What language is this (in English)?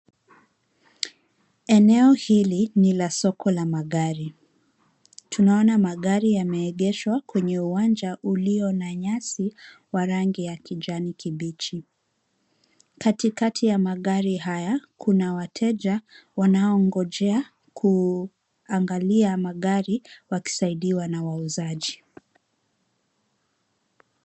Swahili